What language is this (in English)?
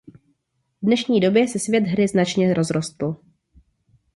Czech